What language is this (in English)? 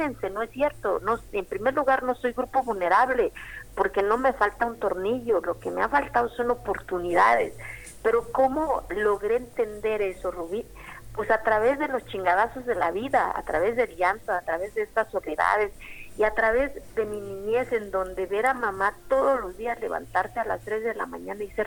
Spanish